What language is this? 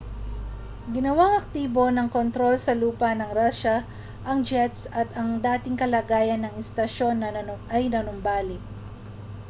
Filipino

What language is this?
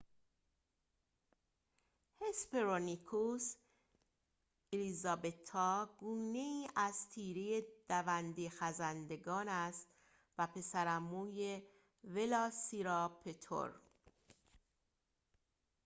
Persian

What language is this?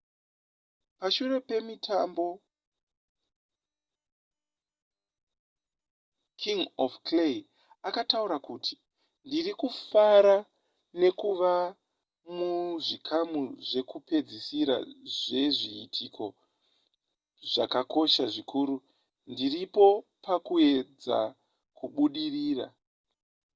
Shona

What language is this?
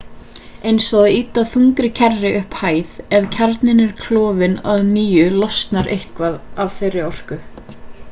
Icelandic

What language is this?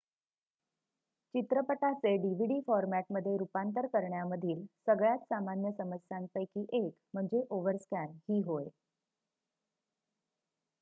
Marathi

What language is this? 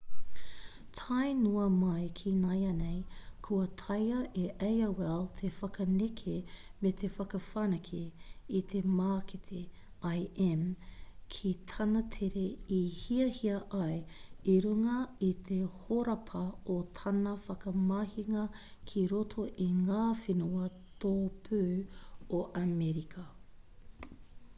Māori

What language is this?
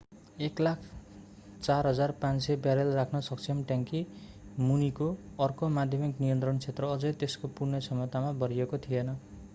Nepali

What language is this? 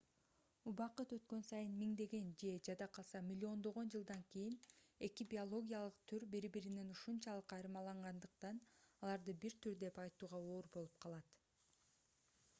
Kyrgyz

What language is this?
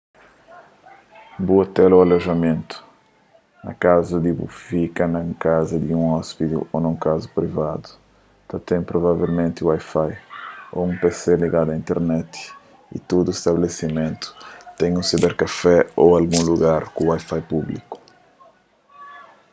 Kabuverdianu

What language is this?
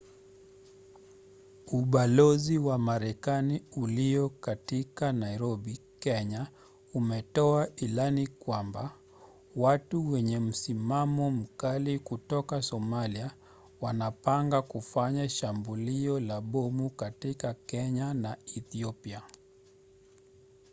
Swahili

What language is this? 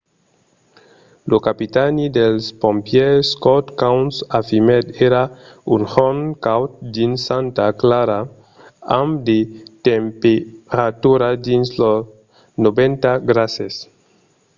Occitan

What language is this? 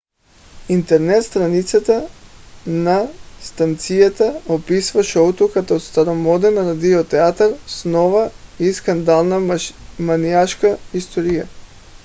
Bulgarian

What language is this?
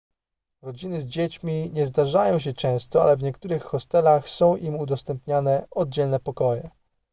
Polish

